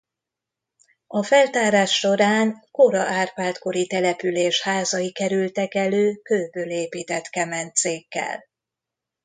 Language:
Hungarian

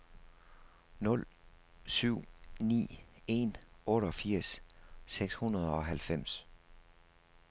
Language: Danish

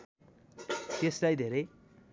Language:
Nepali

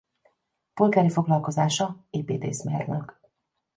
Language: Hungarian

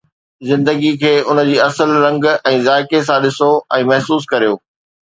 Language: Sindhi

